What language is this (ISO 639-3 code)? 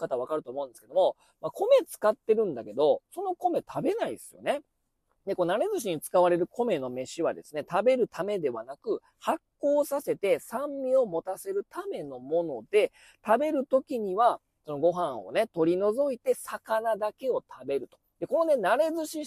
jpn